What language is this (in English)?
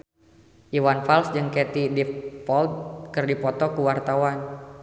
Sundanese